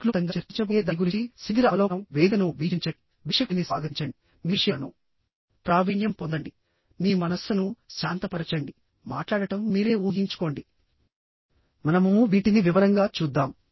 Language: Telugu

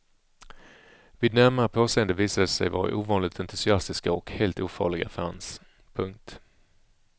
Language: Swedish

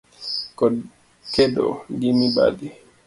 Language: Luo (Kenya and Tanzania)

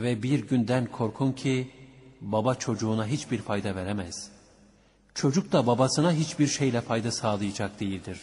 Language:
Turkish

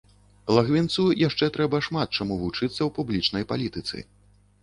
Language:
Belarusian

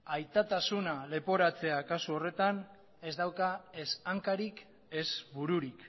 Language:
Basque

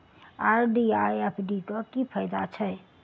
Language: Maithili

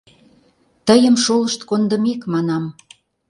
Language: Mari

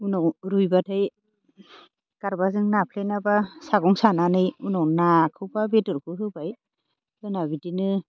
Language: Bodo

